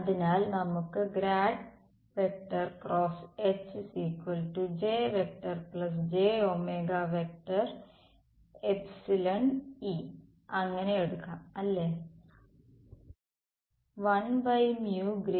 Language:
Malayalam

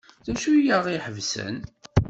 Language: Kabyle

